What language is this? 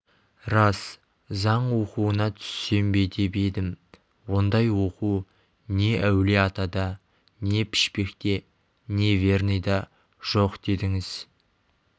Kazakh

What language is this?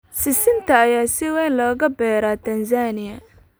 Somali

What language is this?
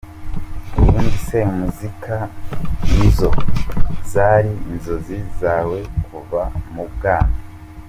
Kinyarwanda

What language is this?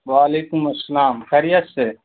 Urdu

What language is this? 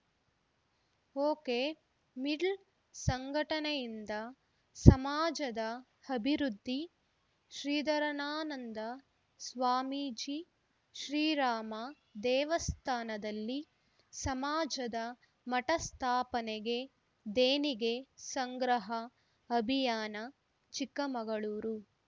Kannada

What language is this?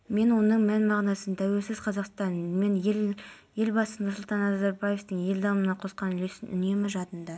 Kazakh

